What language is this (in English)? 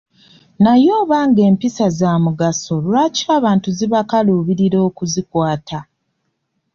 Ganda